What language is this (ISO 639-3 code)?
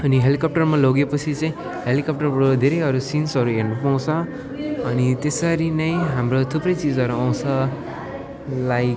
nep